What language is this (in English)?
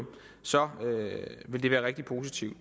Danish